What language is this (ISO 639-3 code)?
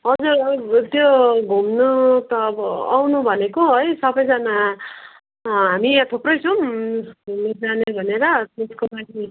nep